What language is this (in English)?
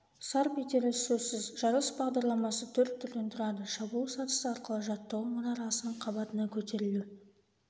Kazakh